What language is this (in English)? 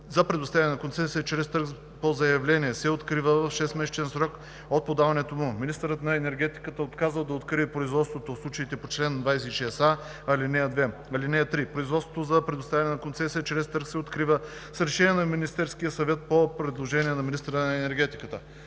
Bulgarian